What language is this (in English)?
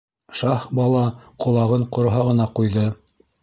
Bashkir